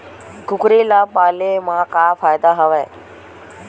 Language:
Chhattisgarhi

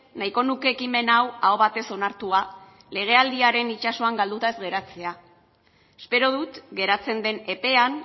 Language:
Basque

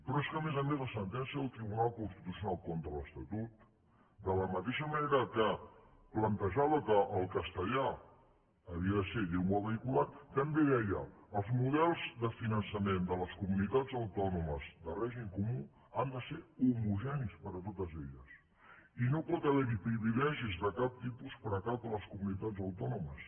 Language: Catalan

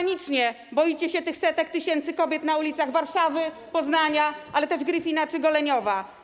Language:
Polish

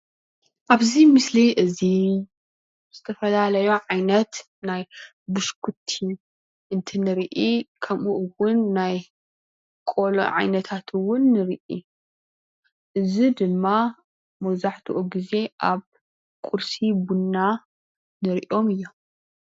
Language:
Tigrinya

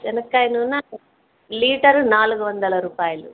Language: Telugu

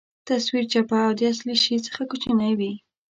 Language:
Pashto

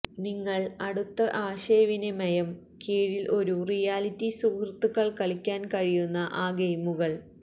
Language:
Malayalam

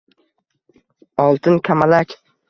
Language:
Uzbek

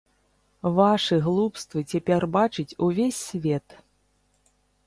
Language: Belarusian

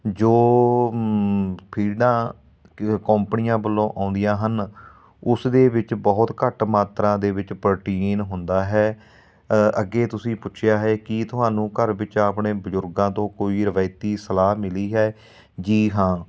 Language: Punjabi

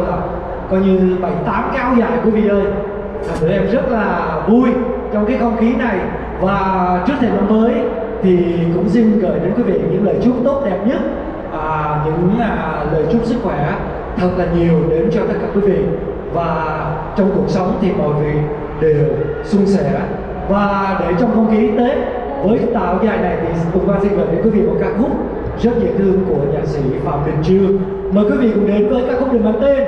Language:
Vietnamese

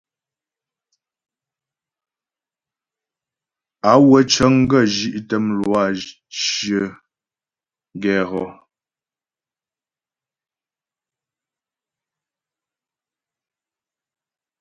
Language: Ghomala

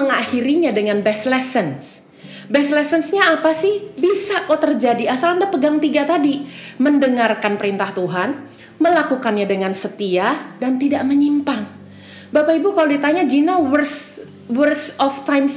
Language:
Indonesian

